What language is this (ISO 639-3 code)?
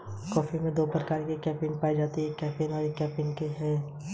hin